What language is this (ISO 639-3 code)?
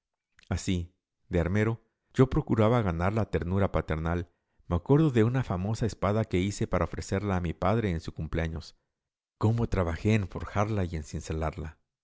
spa